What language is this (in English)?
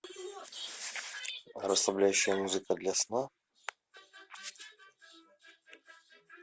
Russian